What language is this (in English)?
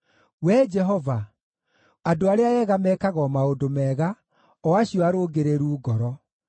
Kikuyu